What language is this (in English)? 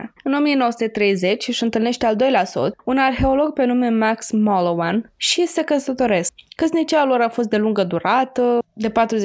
Romanian